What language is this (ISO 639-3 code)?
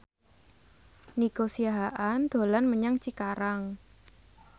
jav